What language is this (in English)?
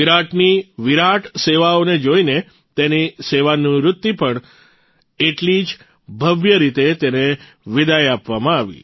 Gujarati